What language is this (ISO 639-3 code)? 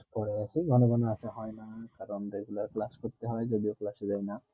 ben